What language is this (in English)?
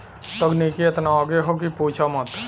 Bhojpuri